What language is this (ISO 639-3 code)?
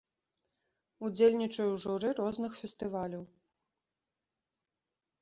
bel